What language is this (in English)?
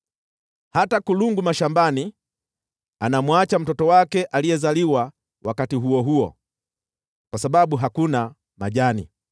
Swahili